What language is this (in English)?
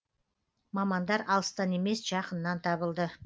Kazakh